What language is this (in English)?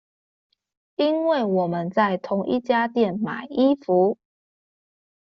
Chinese